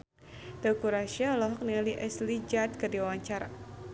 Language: Sundanese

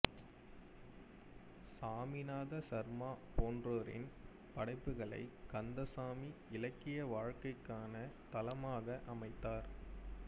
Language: Tamil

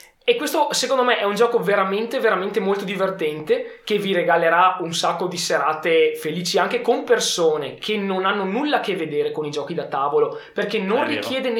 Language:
Italian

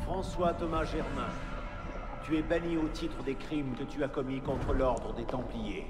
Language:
French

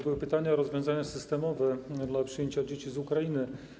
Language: Polish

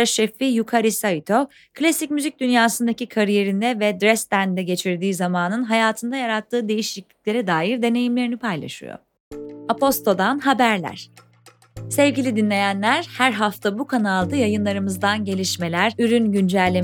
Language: Turkish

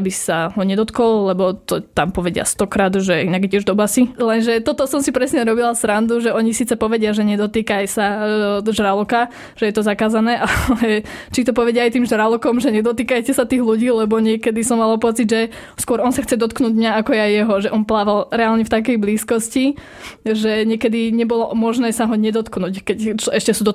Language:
Slovak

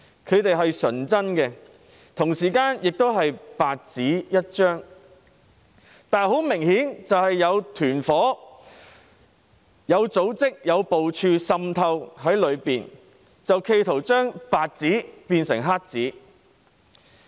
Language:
Cantonese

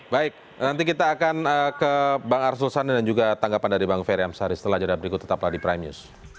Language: Indonesian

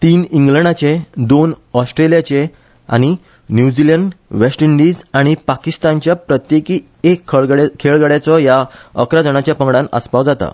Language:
Konkani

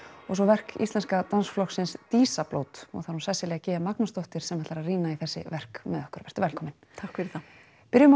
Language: Icelandic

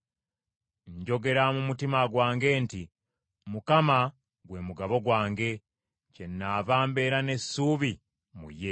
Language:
Ganda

